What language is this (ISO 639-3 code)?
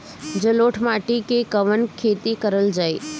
bho